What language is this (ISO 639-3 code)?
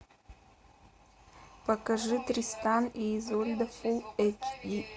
rus